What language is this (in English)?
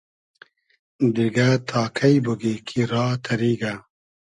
Hazaragi